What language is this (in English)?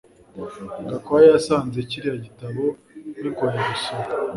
Kinyarwanda